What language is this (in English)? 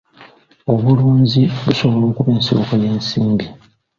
Ganda